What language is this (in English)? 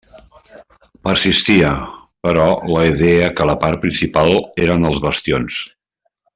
Catalan